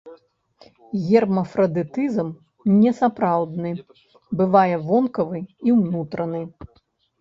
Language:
Belarusian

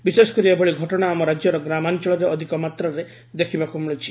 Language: Odia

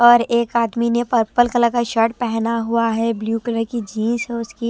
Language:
Hindi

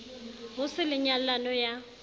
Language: Southern Sotho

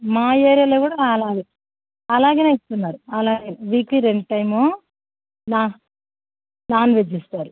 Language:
Telugu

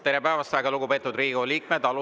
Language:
Estonian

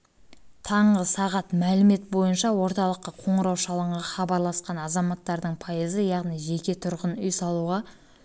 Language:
Kazakh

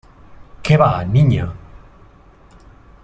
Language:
Spanish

